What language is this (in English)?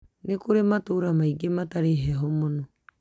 Kikuyu